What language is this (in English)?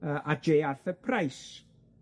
Welsh